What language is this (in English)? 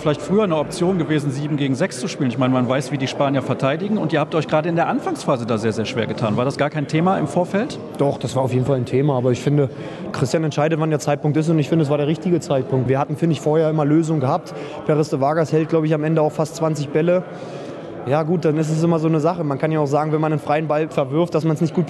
German